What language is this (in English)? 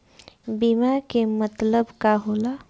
Bhojpuri